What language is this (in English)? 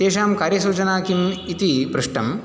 Sanskrit